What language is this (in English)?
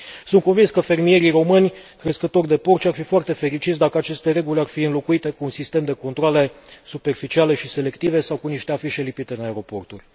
Romanian